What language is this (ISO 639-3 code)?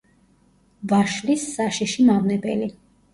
kat